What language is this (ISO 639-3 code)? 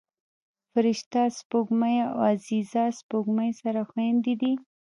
pus